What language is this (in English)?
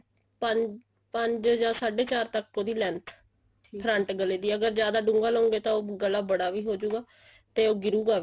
Punjabi